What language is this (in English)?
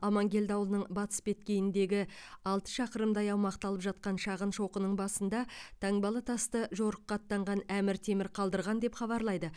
Kazakh